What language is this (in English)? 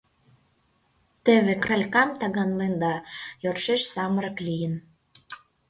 Mari